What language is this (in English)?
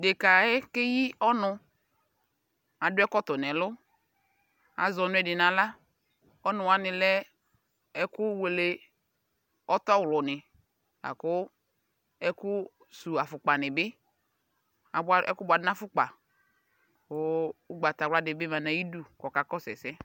Ikposo